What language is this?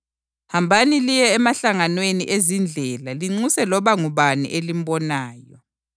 North Ndebele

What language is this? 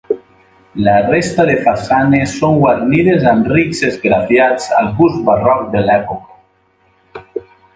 Catalan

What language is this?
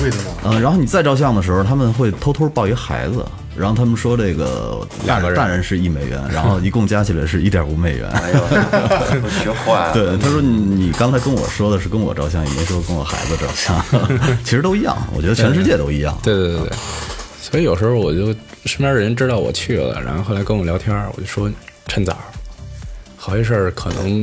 Chinese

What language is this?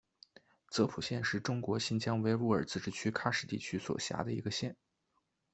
Chinese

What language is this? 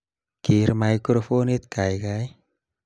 Kalenjin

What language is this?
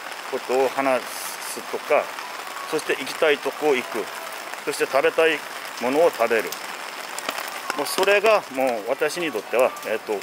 Japanese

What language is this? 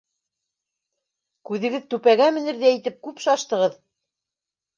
Bashkir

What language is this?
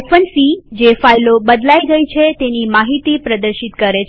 Gujarati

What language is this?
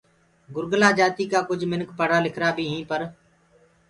Gurgula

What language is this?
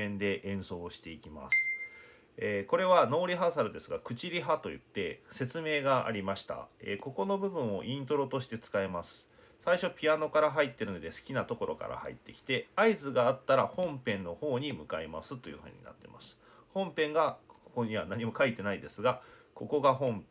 Japanese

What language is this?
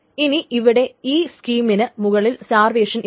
Malayalam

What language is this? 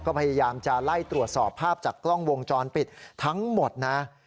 Thai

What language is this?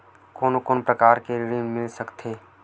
Chhattisgarhi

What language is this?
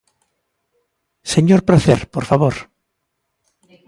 Galician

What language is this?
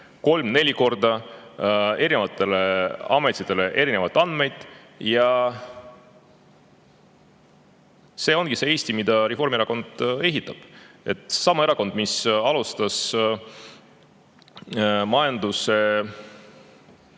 Estonian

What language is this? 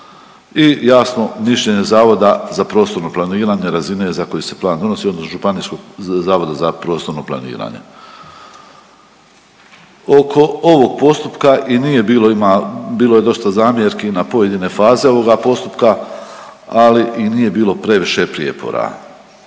Croatian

